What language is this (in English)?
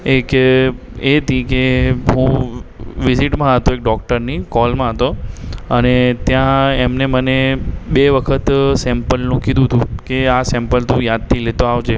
Gujarati